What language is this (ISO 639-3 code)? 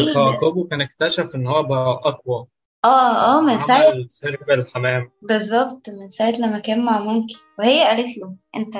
ara